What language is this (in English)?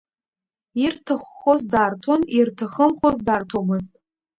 Abkhazian